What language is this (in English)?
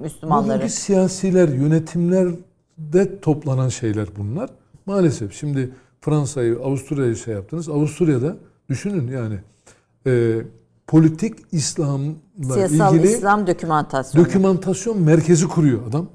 Turkish